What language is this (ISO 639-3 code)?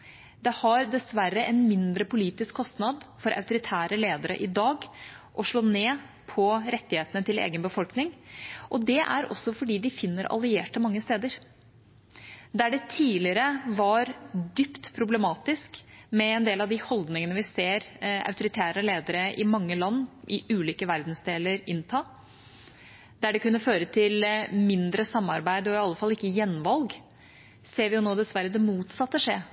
nob